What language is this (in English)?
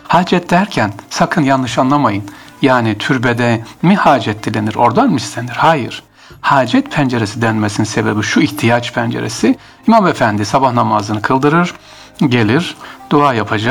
Turkish